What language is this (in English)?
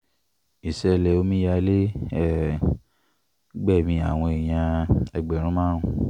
Yoruba